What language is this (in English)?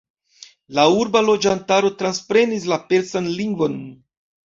Esperanto